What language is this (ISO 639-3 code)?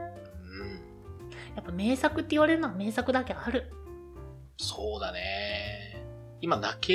jpn